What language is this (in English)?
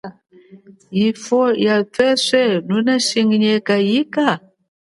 Chokwe